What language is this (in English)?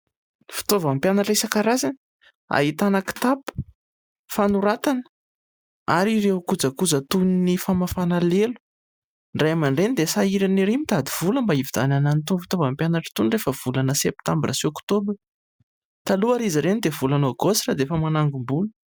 Malagasy